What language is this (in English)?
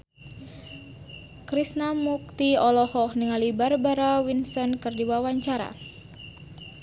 Sundanese